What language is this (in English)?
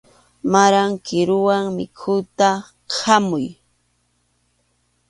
Arequipa-La Unión Quechua